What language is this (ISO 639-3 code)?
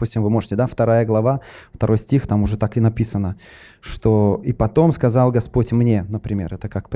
rus